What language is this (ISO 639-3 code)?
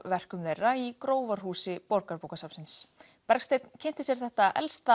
isl